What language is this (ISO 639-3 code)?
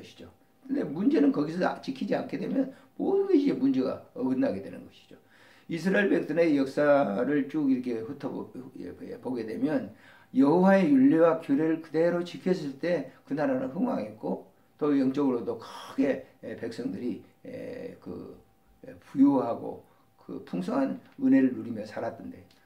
kor